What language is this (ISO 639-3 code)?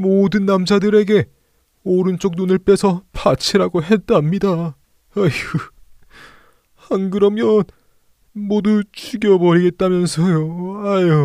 kor